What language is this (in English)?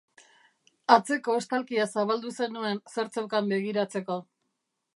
Basque